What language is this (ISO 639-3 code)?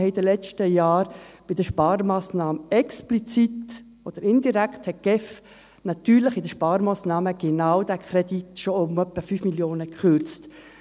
gsw